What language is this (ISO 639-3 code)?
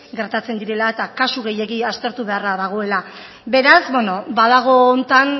eus